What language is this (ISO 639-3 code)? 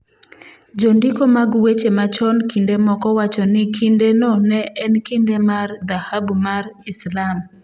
luo